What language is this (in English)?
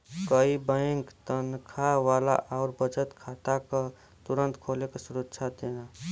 Bhojpuri